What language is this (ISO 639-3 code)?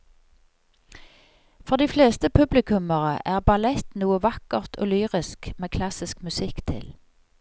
nor